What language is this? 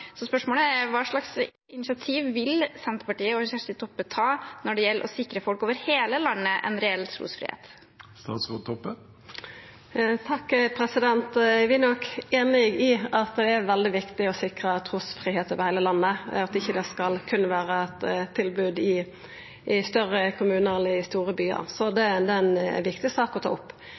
Norwegian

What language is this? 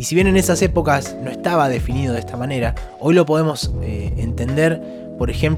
Spanish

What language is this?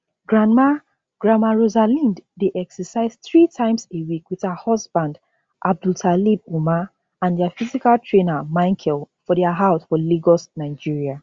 Nigerian Pidgin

